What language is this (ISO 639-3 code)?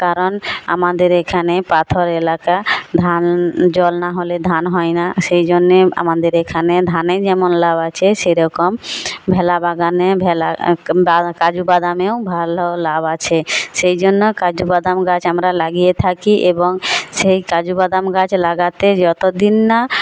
ben